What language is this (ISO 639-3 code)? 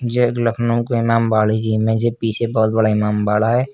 hin